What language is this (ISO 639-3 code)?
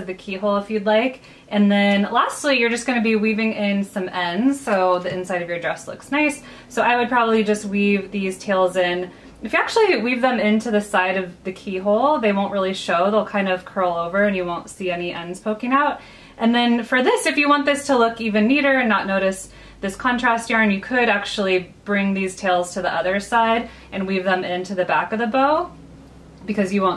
eng